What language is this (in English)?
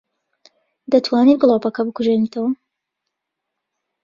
Central Kurdish